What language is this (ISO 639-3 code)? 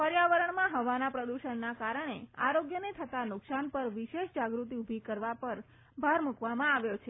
guj